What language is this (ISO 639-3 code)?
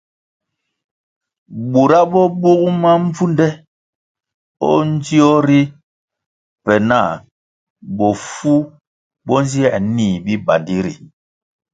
nmg